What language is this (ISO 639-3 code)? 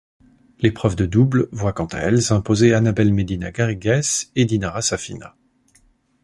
fra